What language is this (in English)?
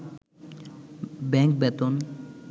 Bangla